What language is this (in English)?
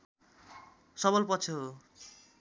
Nepali